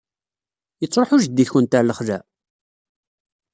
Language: Kabyle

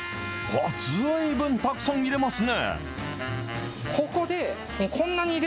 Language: Japanese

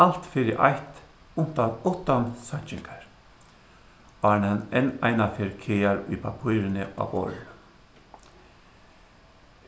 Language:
Faroese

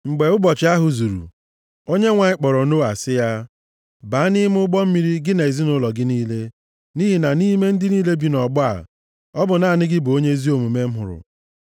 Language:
Igbo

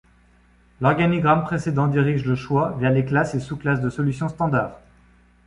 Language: French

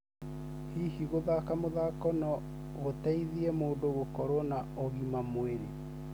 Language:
Kikuyu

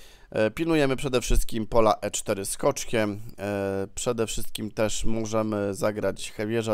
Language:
Polish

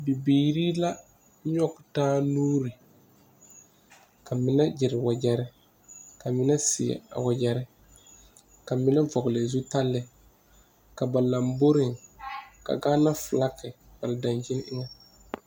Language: Southern Dagaare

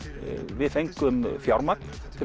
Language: Icelandic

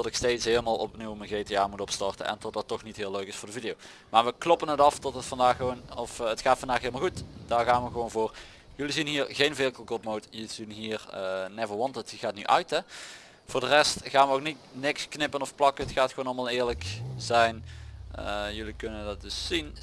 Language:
Dutch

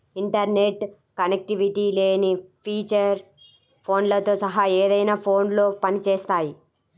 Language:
Telugu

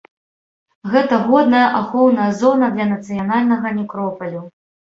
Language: Belarusian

